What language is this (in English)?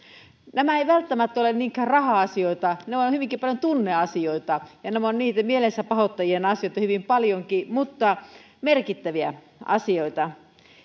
Finnish